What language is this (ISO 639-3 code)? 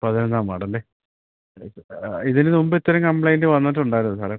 mal